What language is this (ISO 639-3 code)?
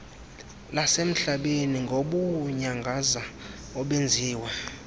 xho